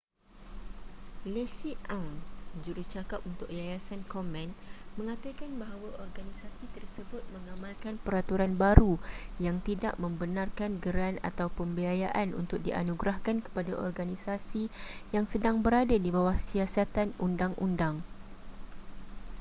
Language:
Malay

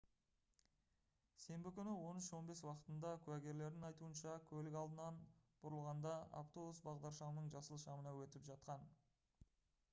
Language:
Kazakh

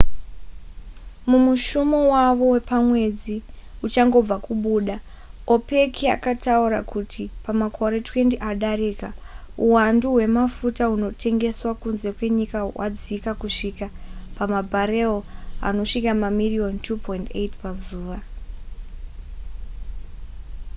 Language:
Shona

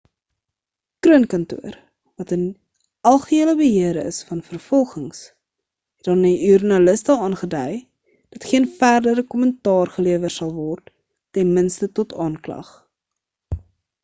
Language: Afrikaans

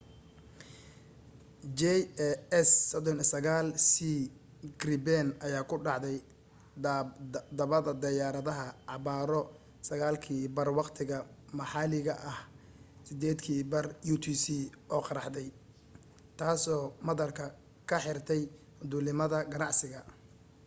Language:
Somali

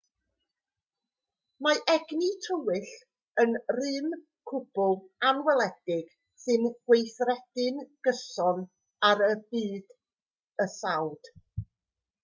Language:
Welsh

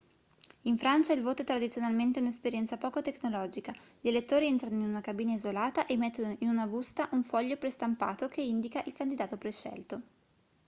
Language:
Italian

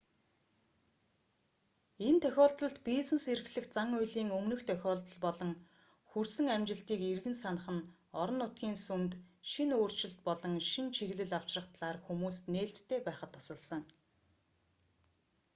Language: Mongolian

